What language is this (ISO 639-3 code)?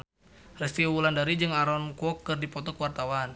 sun